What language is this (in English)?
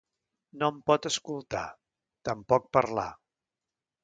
Catalan